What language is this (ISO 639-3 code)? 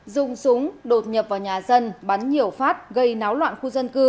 vie